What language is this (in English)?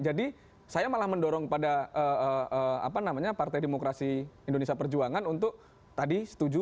Indonesian